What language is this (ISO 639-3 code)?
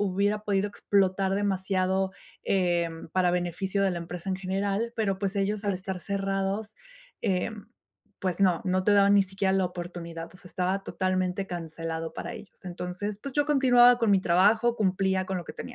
spa